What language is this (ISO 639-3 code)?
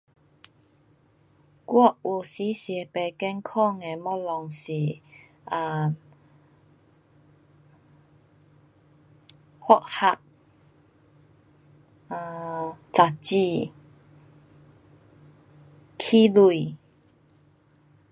cpx